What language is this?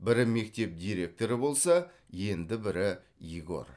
Kazakh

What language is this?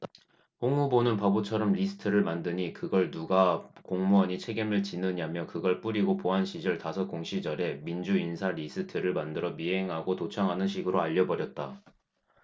Korean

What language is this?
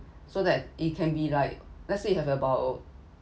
English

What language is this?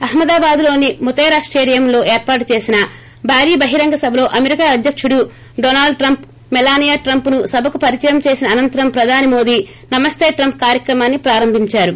Telugu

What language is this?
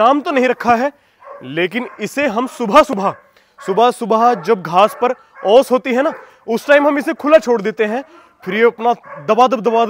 Hindi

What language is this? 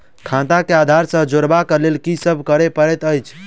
Maithili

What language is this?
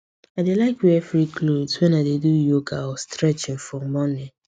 Nigerian Pidgin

